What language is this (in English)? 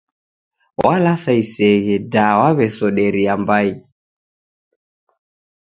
Taita